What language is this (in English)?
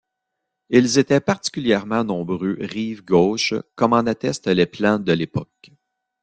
French